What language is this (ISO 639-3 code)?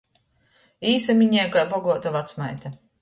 ltg